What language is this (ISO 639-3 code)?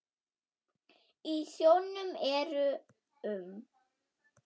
isl